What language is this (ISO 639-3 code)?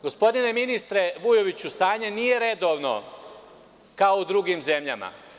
srp